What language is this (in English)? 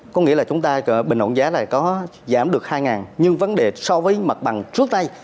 Vietnamese